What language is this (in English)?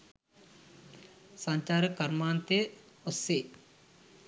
Sinhala